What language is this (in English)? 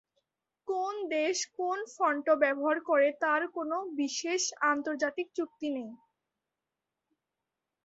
Bangla